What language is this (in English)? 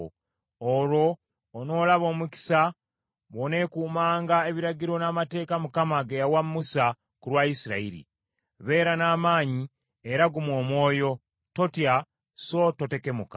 Ganda